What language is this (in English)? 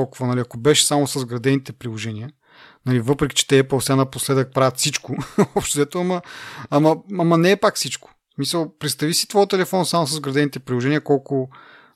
Bulgarian